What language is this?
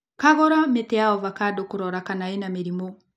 Kikuyu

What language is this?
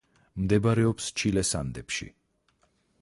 Georgian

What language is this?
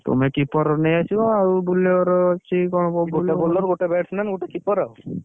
Odia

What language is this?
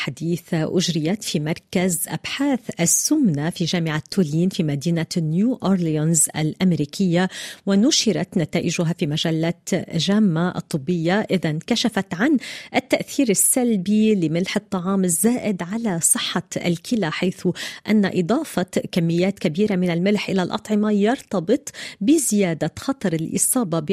Arabic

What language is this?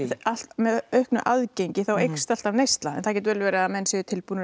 Icelandic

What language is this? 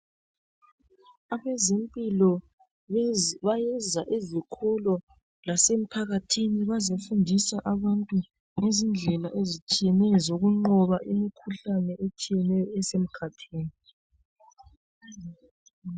North Ndebele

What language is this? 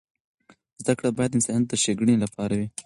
Pashto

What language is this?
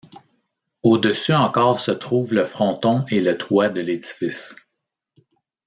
French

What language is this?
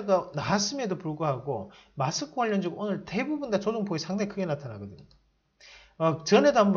Korean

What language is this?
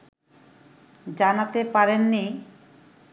Bangla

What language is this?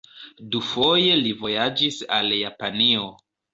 Esperanto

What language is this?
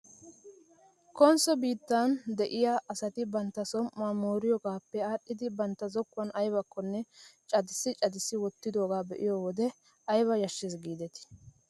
Wolaytta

